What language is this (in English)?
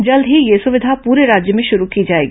Hindi